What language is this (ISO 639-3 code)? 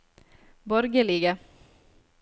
nor